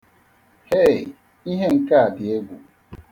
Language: Igbo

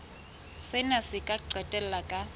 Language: Southern Sotho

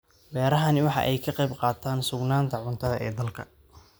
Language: Somali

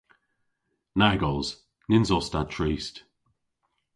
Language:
Cornish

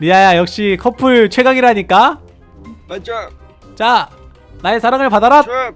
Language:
Korean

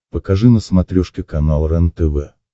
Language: Russian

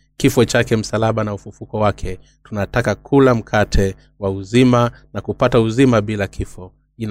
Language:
Swahili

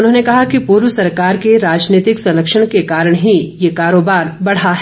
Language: Hindi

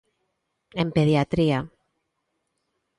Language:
Galician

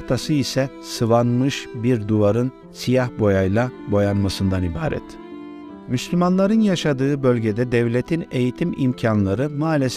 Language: Turkish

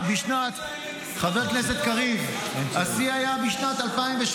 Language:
Hebrew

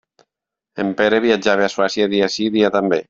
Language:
Catalan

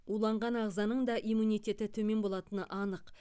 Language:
Kazakh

